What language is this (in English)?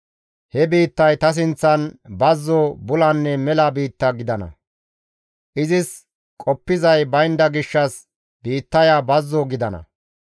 Gamo